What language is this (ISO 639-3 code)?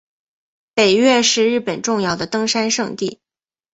zho